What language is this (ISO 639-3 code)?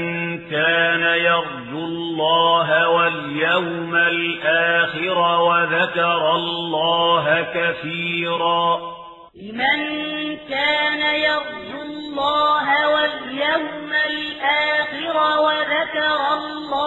ara